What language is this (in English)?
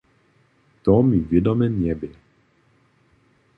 Upper Sorbian